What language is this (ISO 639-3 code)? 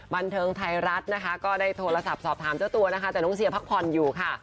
tha